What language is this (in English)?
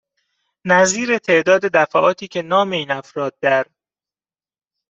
Persian